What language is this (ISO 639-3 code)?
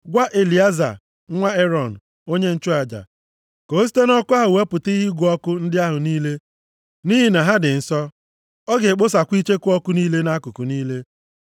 ibo